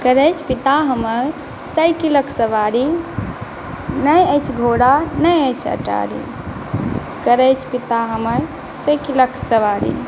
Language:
Maithili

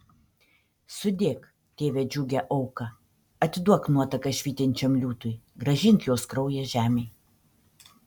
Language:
Lithuanian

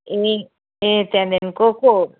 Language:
Nepali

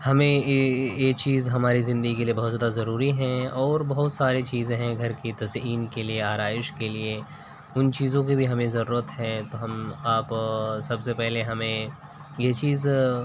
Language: Urdu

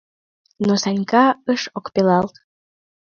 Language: Mari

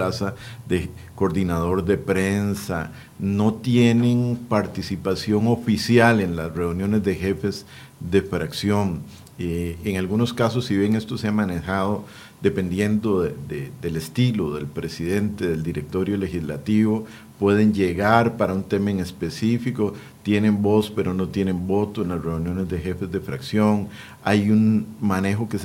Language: Spanish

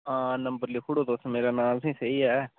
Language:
Dogri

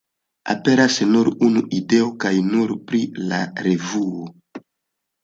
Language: Esperanto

